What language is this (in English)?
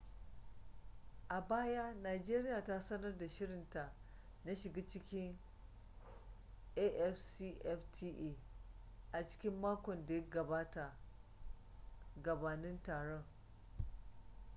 Hausa